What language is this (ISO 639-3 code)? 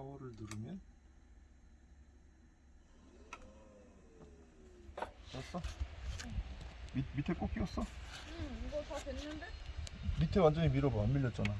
kor